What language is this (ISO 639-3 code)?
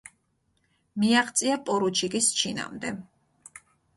kat